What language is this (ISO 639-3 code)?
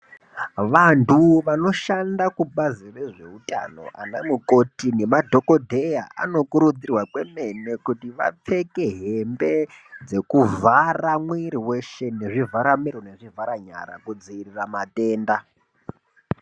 ndc